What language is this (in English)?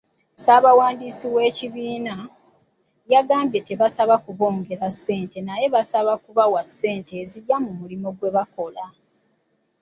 Ganda